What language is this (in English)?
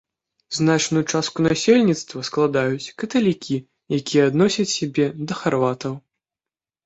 Belarusian